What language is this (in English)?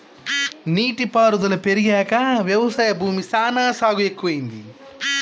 Telugu